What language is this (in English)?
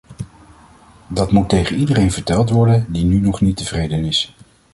Dutch